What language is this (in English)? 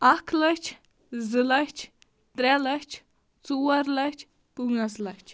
Kashmiri